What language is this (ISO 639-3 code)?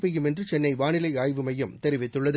tam